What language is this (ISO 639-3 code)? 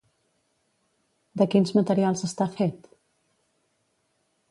cat